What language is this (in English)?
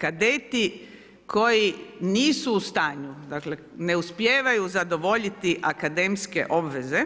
Croatian